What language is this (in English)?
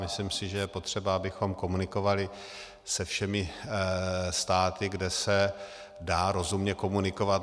Czech